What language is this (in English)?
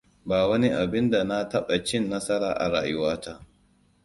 Hausa